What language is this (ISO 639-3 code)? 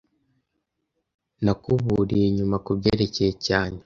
kin